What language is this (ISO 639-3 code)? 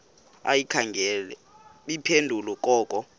xho